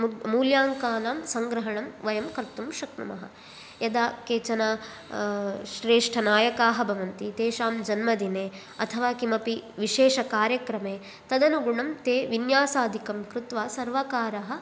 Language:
Sanskrit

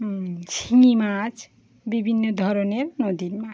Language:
Bangla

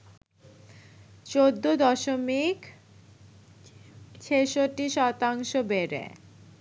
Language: Bangla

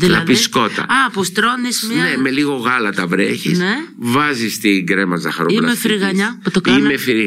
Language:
Greek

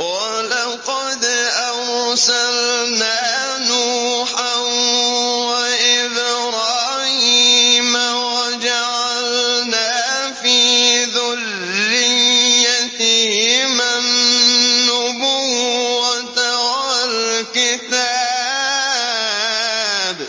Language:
Arabic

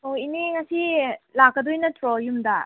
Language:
Manipuri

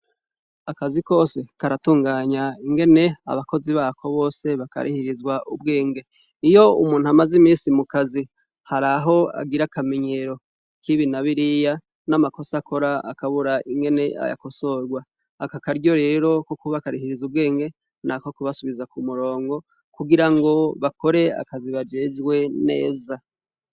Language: Rundi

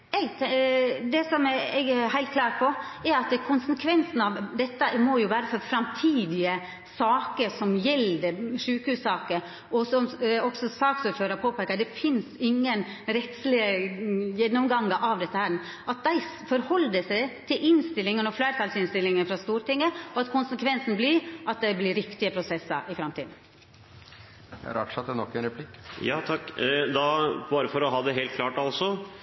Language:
Norwegian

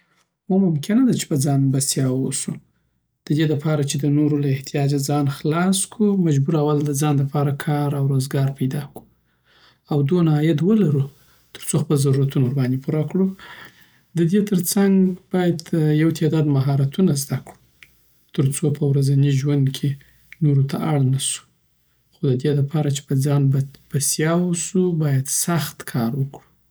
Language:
Southern Pashto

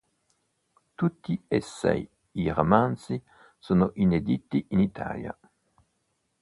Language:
Italian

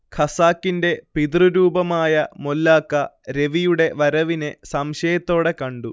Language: Malayalam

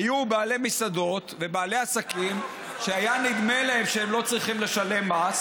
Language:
Hebrew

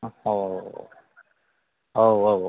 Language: Bodo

